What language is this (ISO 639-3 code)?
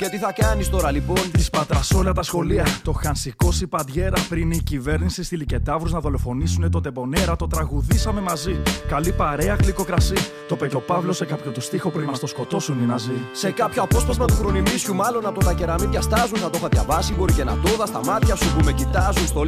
ell